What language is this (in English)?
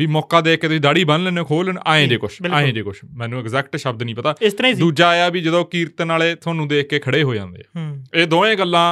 Punjabi